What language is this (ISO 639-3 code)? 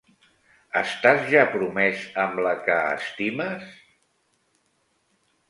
cat